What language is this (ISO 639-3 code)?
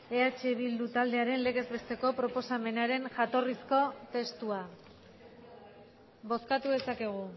eus